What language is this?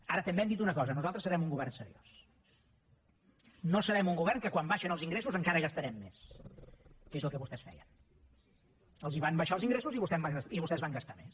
Catalan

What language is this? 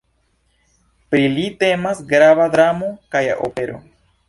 Esperanto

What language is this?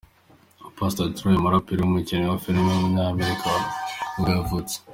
Kinyarwanda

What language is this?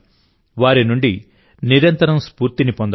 Telugu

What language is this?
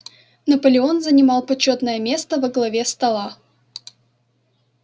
Russian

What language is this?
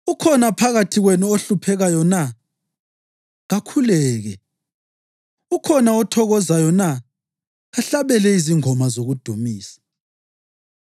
North Ndebele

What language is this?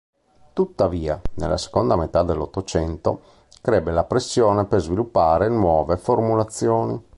Italian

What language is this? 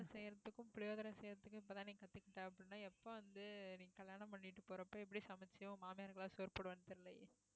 Tamil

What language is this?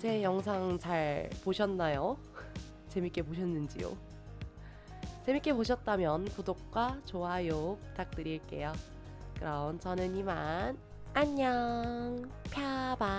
Korean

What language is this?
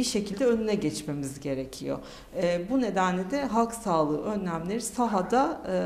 Turkish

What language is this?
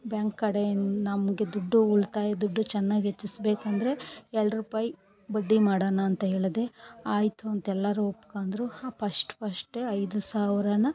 Kannada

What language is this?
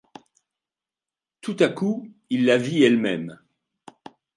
French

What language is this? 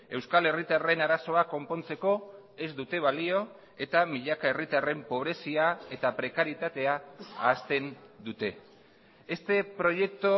Basque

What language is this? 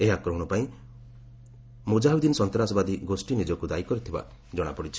Odia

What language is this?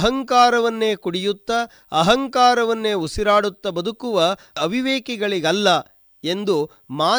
Kannada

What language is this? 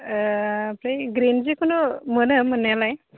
Bodo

